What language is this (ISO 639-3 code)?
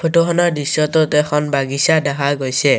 asm